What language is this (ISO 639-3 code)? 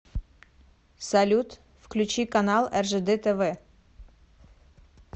rus